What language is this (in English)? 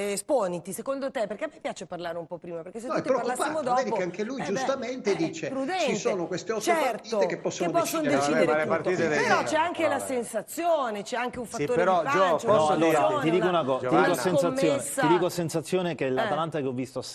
Italian